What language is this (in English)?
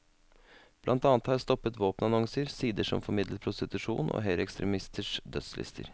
Norwegian